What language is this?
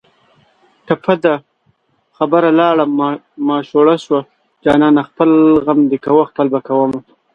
Pashto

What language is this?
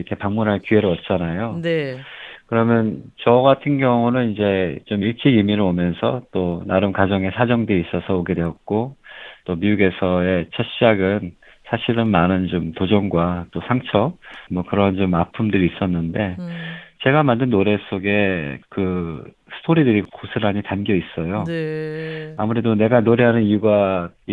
Korean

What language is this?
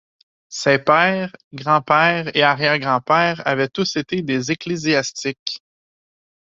French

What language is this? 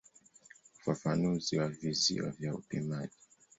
Swahili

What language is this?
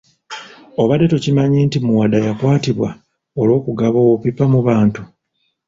Ganda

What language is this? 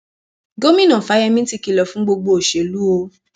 Yoruba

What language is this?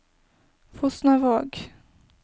Norwegian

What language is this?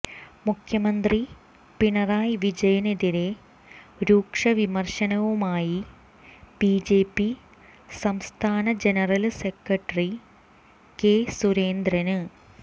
Malayalam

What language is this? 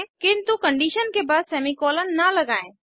Hindi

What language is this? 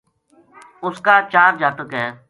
Gujari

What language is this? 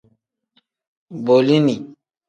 Tem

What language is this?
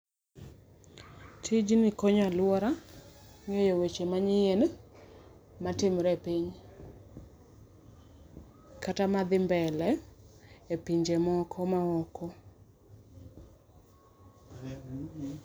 Luo (Kenya and Tanzania)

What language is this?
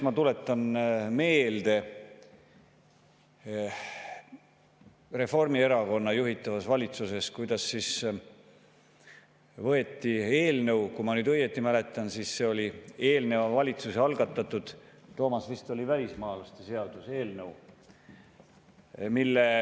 Estonian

